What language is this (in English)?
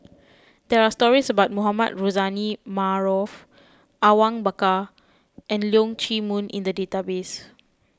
English